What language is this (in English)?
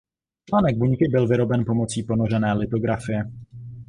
Czech